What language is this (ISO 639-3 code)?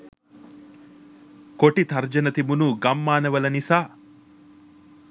sin